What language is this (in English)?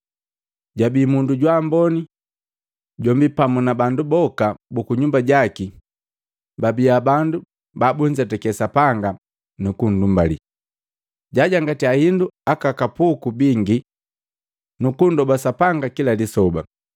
Matengo